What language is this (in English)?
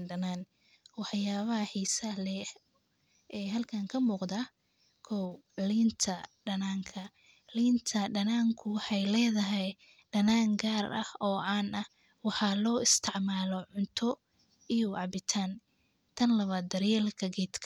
Somali